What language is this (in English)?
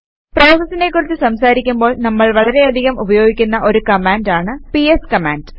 Malayalam